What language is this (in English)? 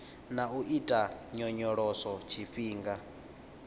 Venda